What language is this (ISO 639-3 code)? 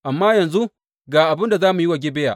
hau